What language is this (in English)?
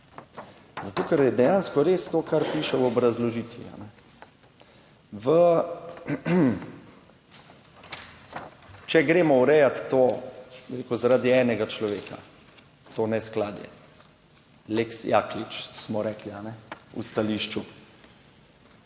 Slovenian